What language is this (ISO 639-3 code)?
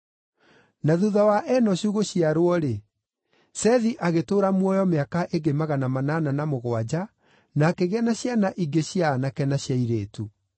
kik